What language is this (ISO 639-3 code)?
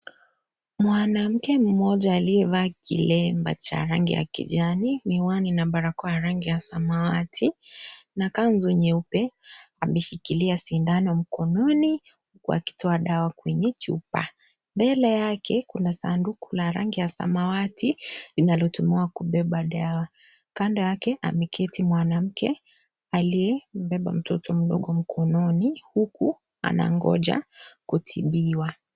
swa